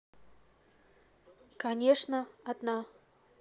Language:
Russian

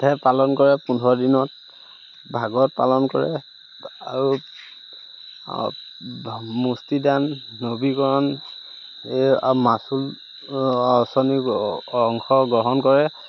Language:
Assamese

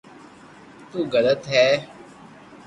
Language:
Loarki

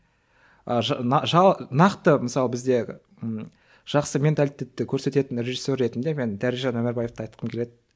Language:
Kazakh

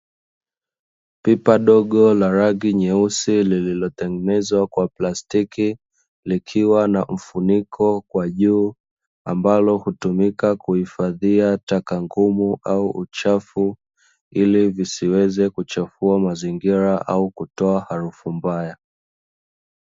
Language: Swahili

